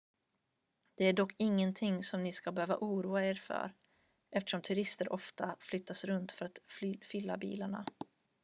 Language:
Swedish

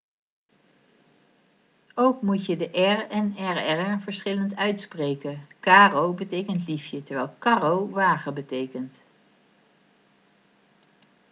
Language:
Dutch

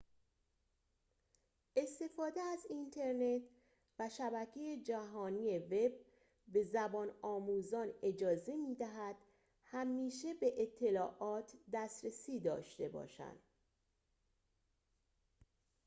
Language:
Persian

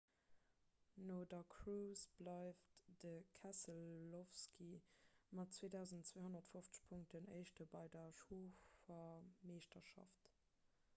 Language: Luxembourgish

